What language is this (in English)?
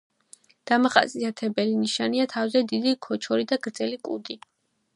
Georgian